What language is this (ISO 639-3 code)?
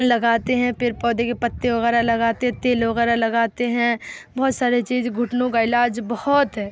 urd